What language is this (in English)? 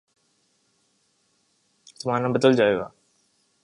Urdu